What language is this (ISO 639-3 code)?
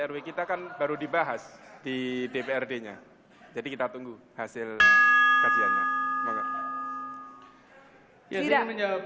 ind